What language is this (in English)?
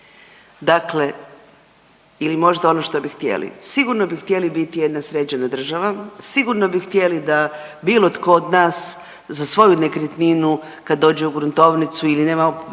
Croatian